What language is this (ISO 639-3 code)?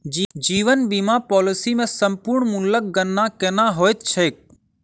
mai